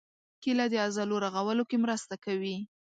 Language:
Pashto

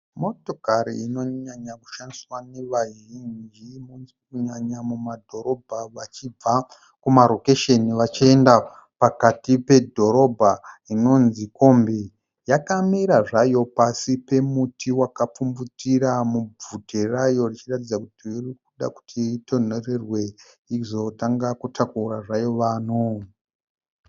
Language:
Shona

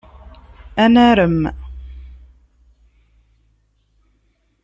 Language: Kabyle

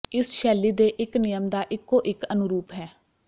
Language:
Punjabi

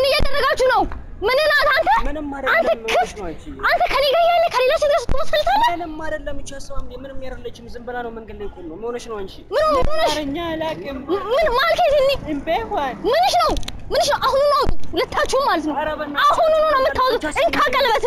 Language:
Turkish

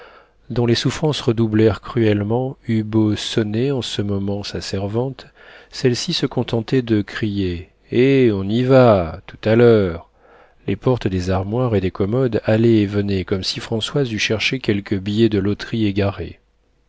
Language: French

